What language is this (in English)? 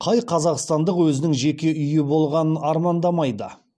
Kazakh